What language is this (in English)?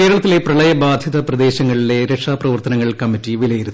Malayalam